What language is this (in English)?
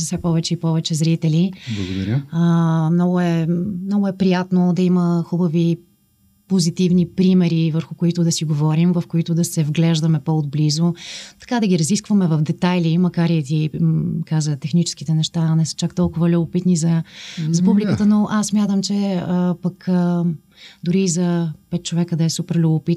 Bulgarian